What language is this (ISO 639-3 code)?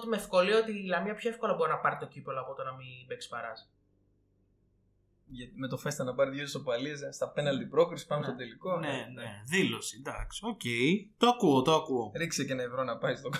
ell